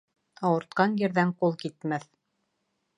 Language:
Bashkir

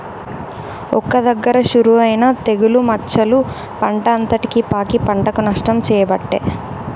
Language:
Telugu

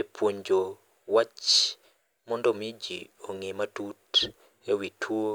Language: Luo (Kenya and Tanzania)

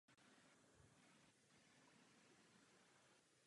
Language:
Czech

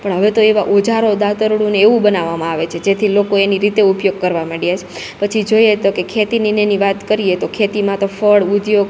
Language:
Gujarati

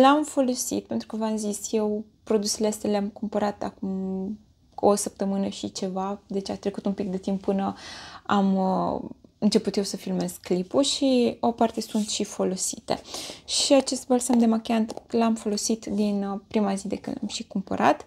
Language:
Romanian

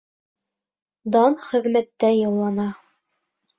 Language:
Bashkir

